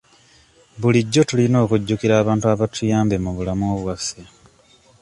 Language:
Ganda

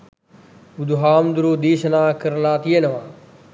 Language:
Sinhala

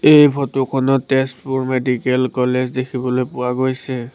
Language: Assamese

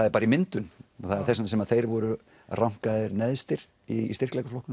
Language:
Icelandic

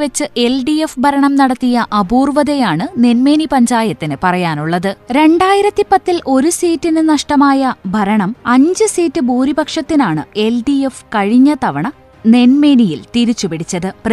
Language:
Malayalam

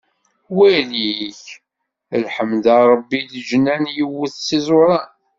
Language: Kabyle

